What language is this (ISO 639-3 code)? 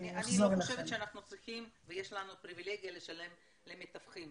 heb